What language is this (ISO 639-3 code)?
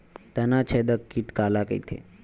hne